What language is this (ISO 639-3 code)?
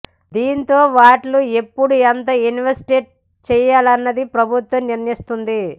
tel